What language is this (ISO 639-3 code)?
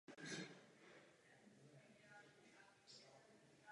ces